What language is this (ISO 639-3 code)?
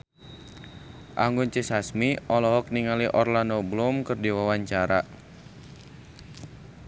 sun